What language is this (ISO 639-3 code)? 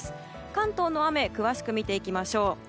jpn